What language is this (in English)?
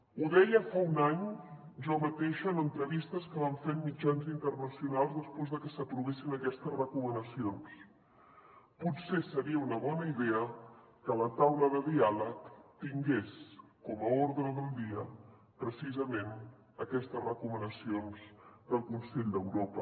Catalan